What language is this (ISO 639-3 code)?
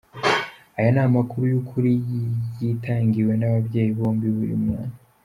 kin